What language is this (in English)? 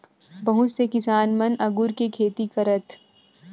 Chhattisgarhi